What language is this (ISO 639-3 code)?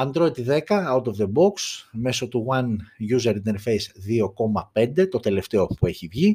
ell